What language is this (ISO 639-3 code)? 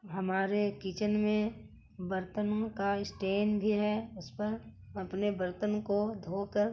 urd